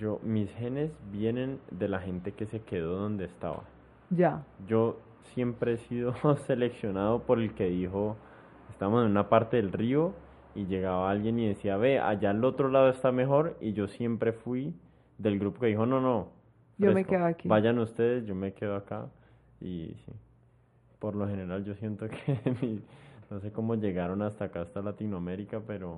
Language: Spanish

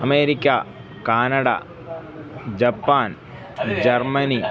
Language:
Sanskrit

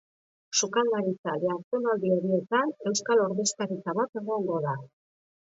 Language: Basque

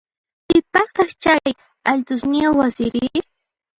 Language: Puno Quechua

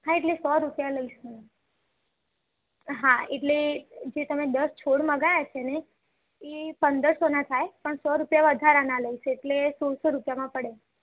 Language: Gujarati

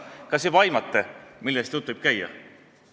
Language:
Estonian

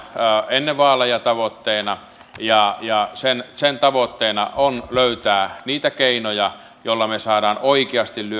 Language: Finnish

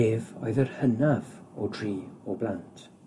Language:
Welsh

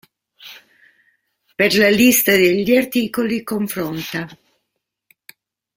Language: Italian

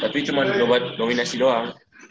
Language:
Indonesian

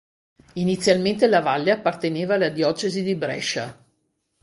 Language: Italian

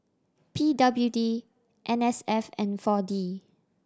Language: English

